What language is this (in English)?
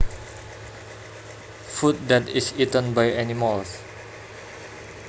Javanese